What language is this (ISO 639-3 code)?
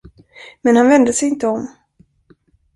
swe